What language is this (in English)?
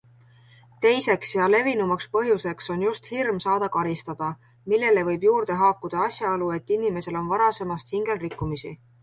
Estonian